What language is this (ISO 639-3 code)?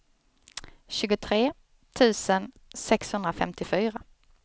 swe